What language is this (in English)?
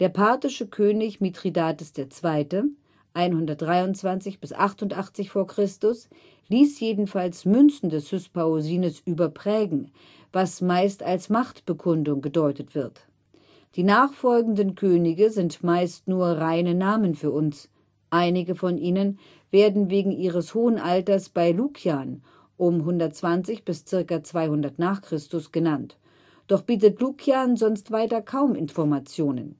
German